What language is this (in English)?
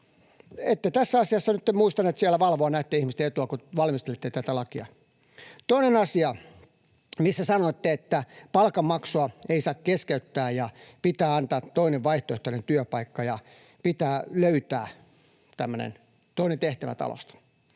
Finnish